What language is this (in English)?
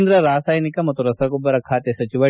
Kannada